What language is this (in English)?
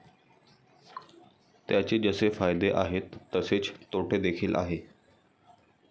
Marathi